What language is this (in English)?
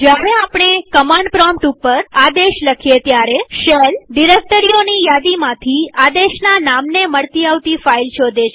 Gujarati